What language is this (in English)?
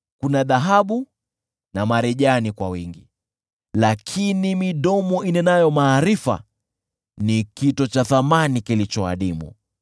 Swahili